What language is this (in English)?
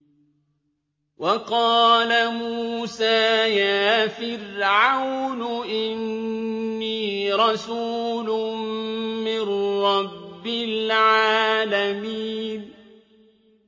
Arabic